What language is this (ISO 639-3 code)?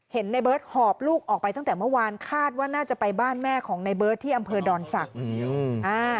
tha